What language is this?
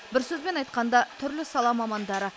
Kazakh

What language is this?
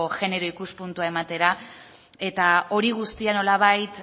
Basque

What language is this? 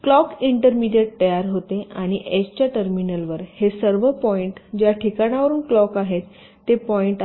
Marathi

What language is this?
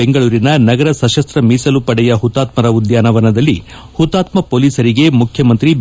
Kannada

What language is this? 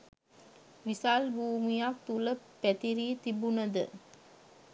Sinhala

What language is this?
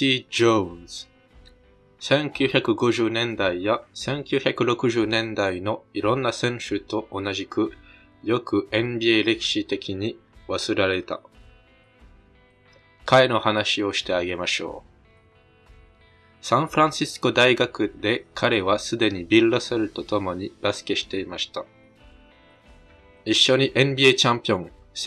Japanese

